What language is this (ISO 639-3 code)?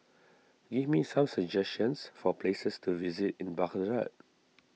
eng